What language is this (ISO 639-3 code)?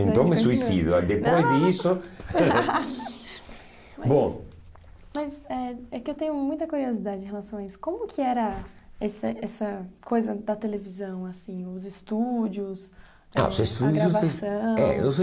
por